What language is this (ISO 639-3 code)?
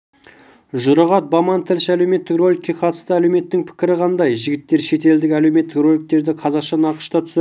kaz